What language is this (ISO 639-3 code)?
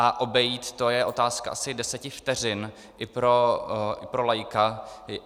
ces